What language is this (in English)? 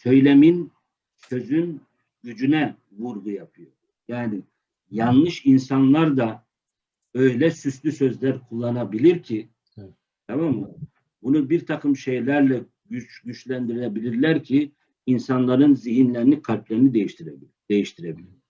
Turkish